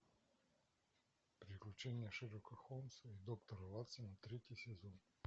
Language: Russian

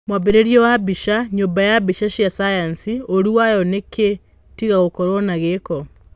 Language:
Kikuyu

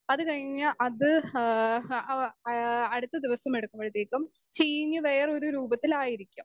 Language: Malayalam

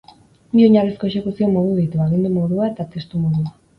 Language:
Basque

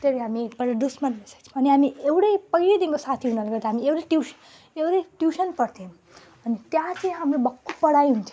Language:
Nepali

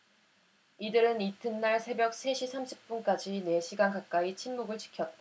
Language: Korean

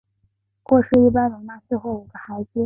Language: Chinese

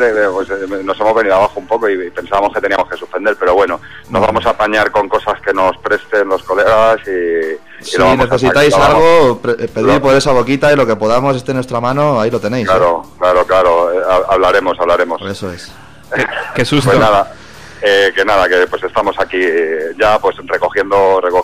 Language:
Spanish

